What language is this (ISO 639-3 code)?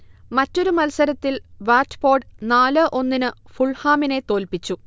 mal